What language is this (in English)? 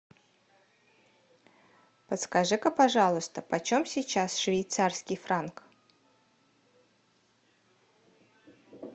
Russian